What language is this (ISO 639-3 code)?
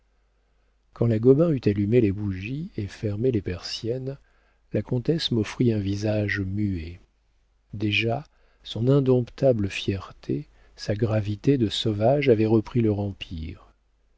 fra